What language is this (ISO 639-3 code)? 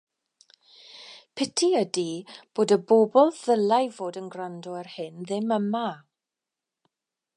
cym